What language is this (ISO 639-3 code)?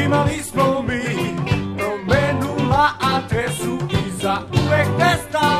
pol